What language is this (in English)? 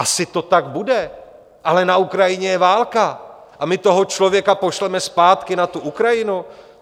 Czech